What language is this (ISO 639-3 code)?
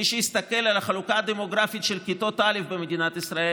heb